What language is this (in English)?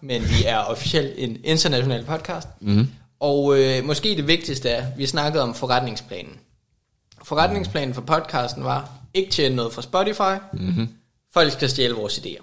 Danish